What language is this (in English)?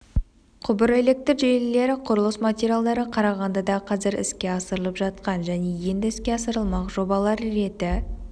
Kazakh